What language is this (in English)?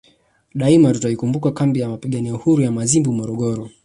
Swahili